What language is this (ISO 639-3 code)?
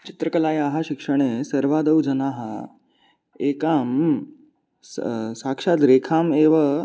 san